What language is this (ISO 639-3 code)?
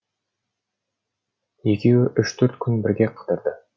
kaz